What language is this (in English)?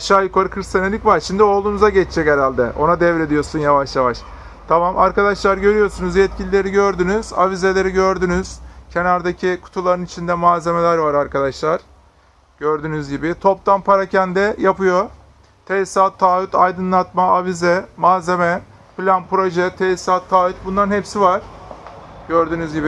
Turkish